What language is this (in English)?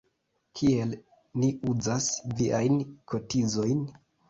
Esperanto